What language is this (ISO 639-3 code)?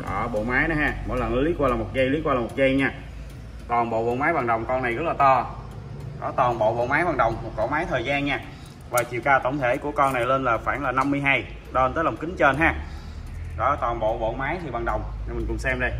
vie